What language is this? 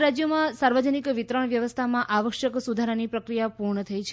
Gujarati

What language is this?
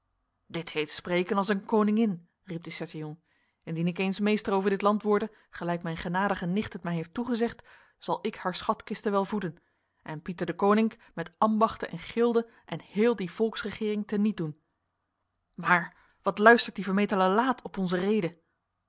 Dutch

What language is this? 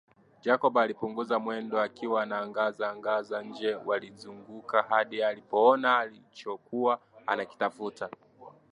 Swahili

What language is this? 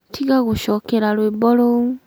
Kikuyu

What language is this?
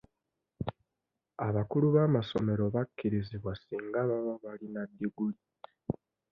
Ganda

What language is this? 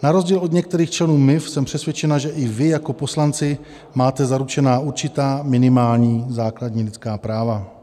Czech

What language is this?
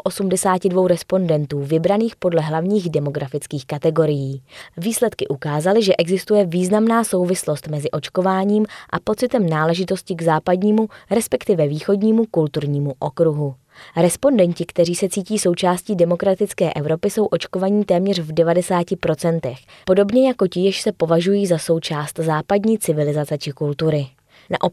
Czech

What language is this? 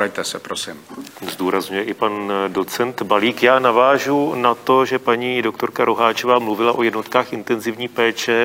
Czech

